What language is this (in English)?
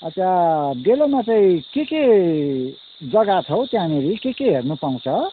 Nepali